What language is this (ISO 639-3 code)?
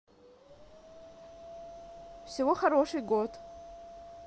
rus